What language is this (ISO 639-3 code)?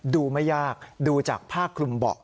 tha